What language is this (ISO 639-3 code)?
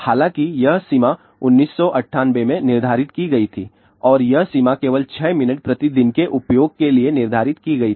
hin